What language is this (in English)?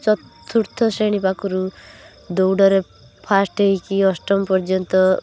Odia